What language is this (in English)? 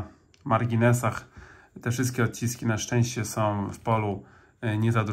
Polish